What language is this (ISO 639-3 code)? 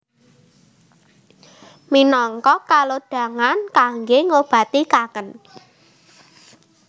jav